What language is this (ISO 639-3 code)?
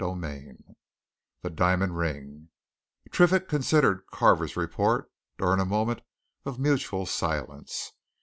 eng